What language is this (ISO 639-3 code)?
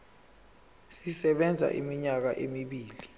zul